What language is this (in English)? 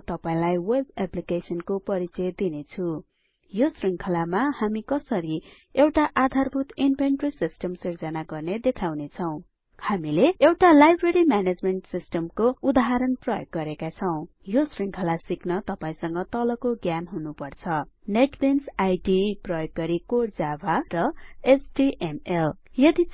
Nepali